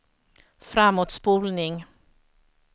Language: Swedish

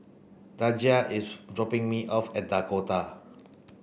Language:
English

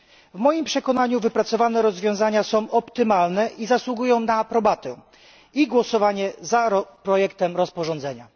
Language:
Polish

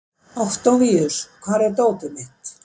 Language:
Icelandic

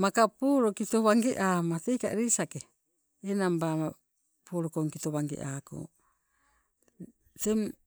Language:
Sibe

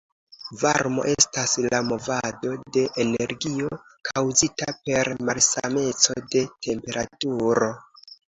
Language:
Esperanto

